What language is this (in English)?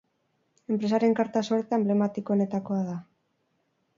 Basque